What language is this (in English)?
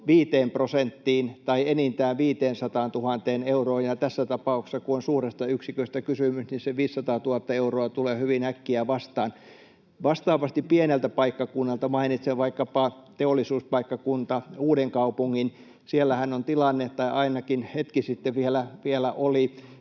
Finnish